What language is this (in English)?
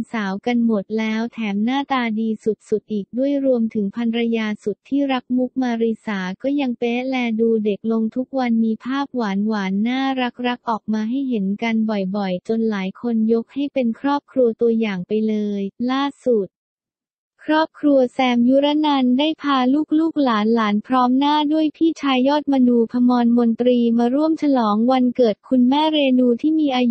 Thai